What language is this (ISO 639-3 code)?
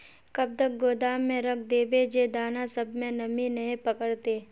mag